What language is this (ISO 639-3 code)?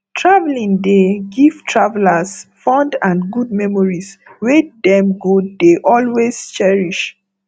pcm